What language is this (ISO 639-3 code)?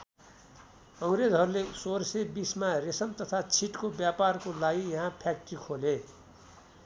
nep